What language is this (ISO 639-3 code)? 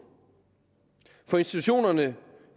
dan